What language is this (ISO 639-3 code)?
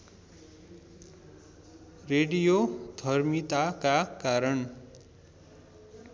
nep